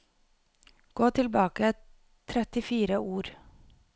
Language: Norwegian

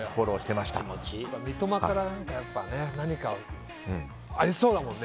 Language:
Japanese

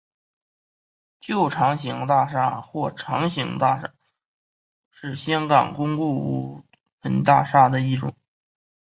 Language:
Chinese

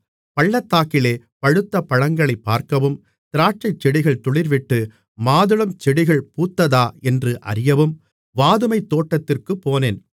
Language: Tamil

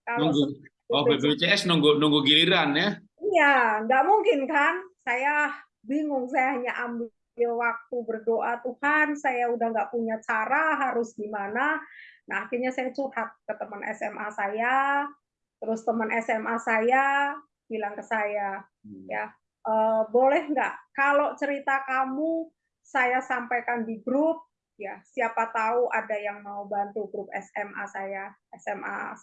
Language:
Indonesian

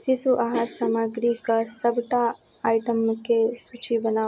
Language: Maithili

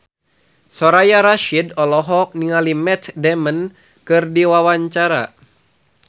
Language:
Sundanese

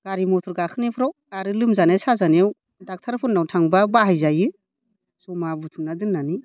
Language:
Bodo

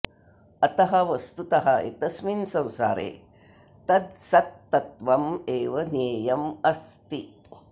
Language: Sanskrit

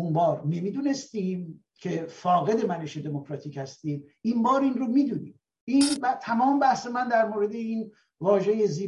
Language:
Persian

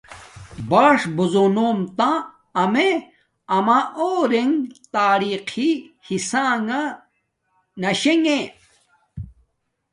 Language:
Domaaki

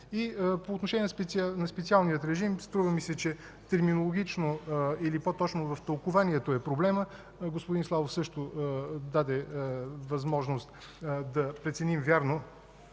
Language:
Bulgarian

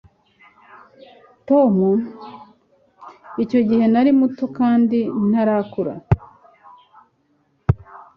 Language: Kinyarwanda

